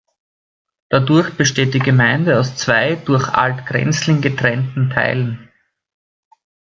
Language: German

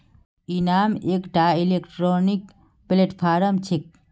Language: Magahi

